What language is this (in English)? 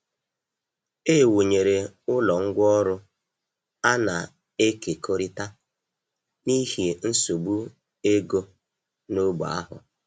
Igbo